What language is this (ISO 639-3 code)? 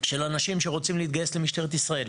heb